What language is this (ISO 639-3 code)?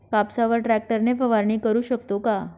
mar